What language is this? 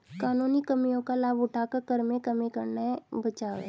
Hindi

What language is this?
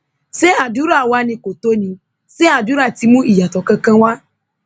Yoruba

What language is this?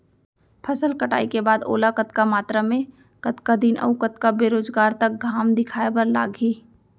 Chhattisgarhi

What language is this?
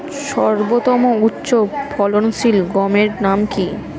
Bangla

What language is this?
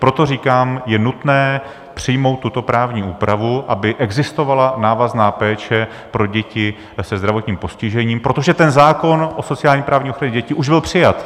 Czech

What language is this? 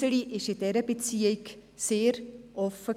Swiss German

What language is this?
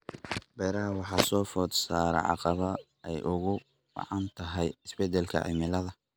Somali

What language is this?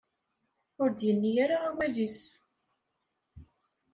Kabyle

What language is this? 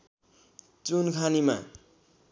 Nepali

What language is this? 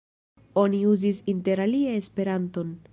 Esperanto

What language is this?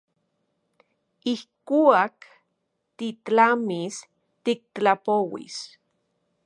Central Puebla Nahuatl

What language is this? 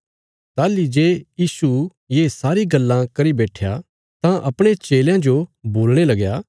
Bilaspuri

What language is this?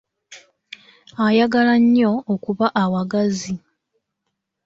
Ganda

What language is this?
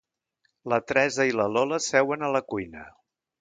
Catalan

